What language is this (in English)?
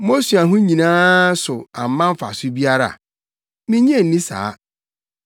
Akan